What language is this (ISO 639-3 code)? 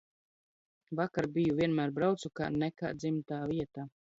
lav